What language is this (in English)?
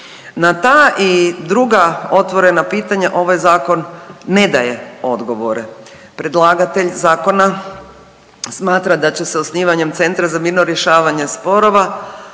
Croatian